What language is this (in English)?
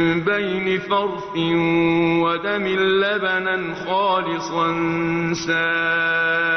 Arabic